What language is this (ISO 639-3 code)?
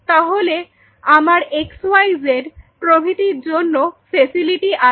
ben